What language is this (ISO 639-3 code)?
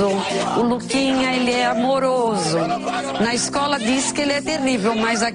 por